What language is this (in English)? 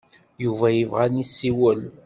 Kabyle